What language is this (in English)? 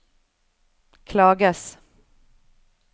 Norwegian